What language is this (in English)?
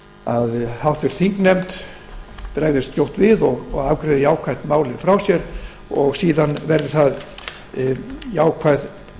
Icelandic